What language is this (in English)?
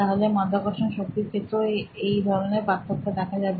Bangla